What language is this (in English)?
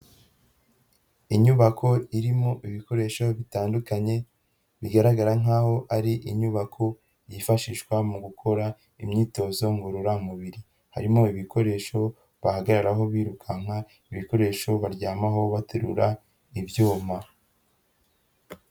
Kinyarwanda